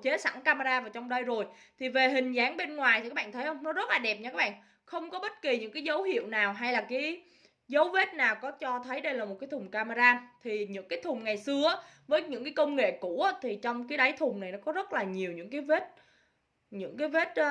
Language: Vietnamese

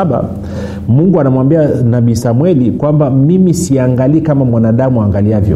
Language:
Swahili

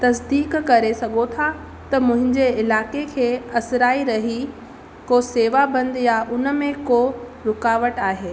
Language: Sindhi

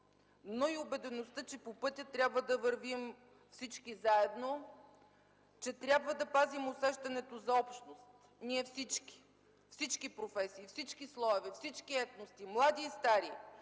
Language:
Bulgarian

